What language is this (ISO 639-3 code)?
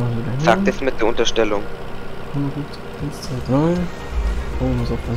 deu